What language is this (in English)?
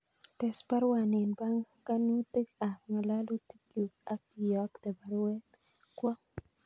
Kalenjin